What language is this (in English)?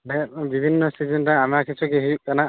Santali